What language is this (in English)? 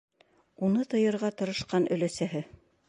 Bashkir